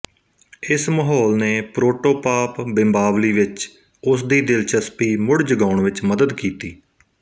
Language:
Punjabi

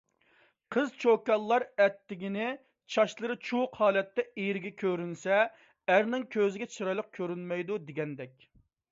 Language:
Uyghur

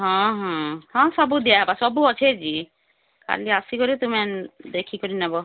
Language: Odia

